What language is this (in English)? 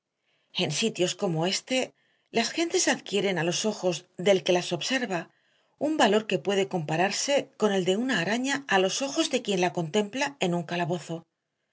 Spanish